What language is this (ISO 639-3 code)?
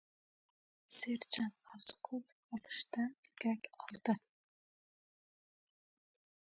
uzb